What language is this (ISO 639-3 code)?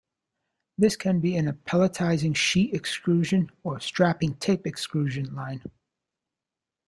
eng